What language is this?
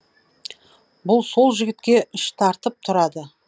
Kazakh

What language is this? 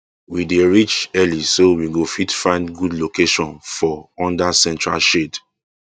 Nigerian Pidgin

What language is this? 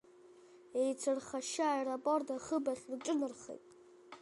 Abkhazian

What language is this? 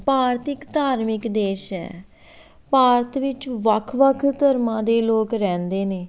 Punjabi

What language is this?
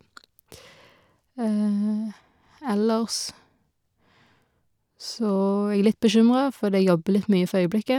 Norwegian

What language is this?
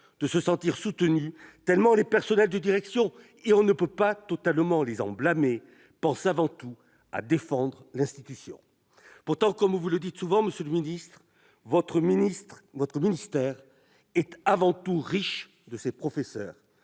French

